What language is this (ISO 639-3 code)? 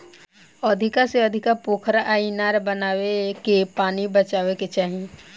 bho